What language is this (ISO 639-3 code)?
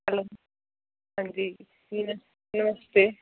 doi